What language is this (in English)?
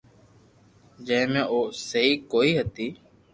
Loarki